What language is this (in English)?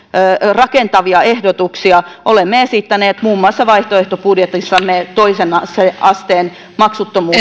Finnish